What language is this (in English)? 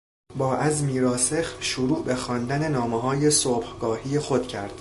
Persian